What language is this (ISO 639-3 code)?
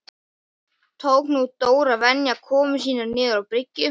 isl